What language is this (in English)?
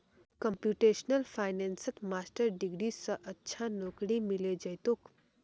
Magahi